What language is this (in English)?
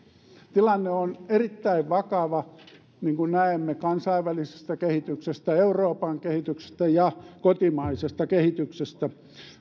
Finnish